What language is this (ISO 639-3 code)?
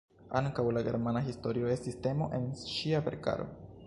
epo